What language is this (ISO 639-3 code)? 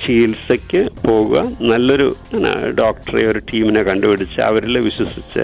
mal